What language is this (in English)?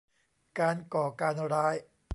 Thai